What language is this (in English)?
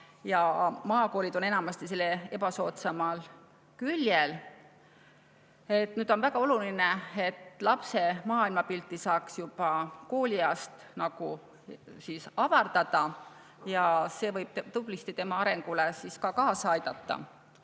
Estonian